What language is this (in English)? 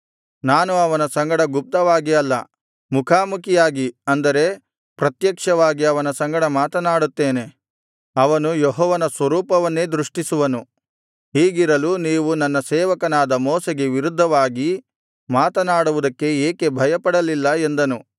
Kannada